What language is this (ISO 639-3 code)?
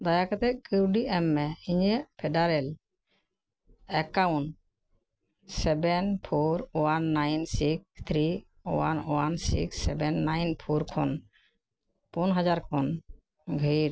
sat